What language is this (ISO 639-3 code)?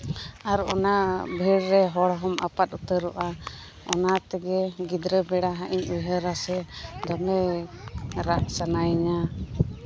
sat